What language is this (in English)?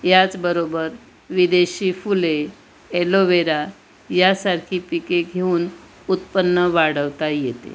Marathi